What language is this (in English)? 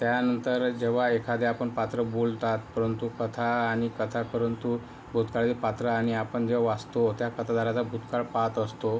Marathi